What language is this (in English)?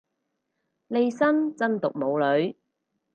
Cantonese